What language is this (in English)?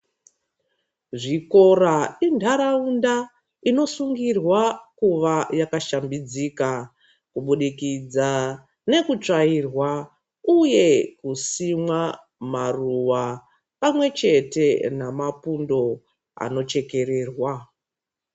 Ndau